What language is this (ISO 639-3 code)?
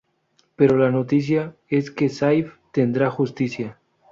spa